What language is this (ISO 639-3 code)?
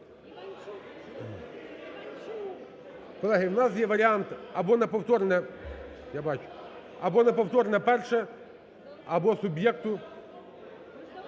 ukr